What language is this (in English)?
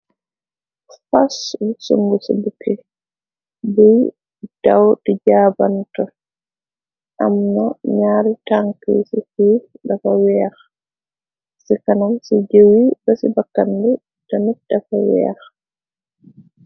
Wolof